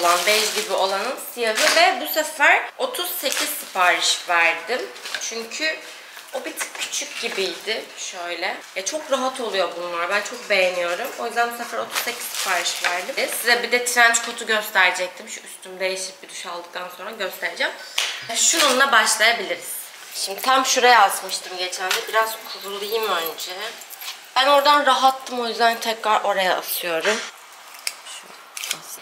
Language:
Turkish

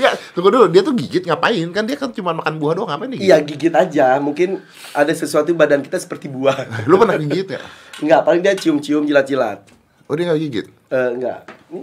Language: Indonesian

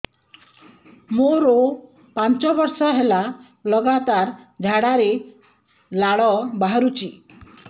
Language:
Odia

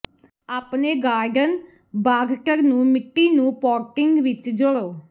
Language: Punjabi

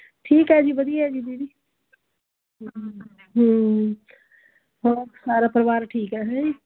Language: Punjabi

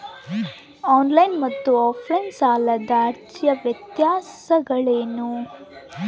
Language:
Kannada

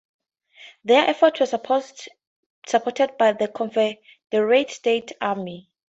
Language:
English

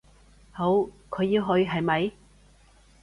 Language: Cantonese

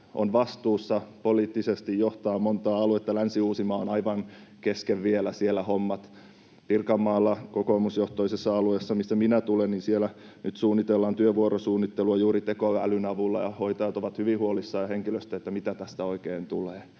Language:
Finnish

